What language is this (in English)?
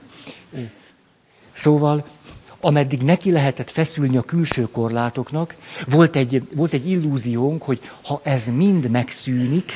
Hungarian